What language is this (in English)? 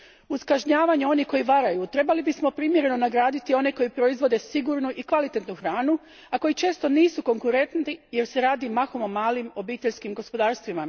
Croatian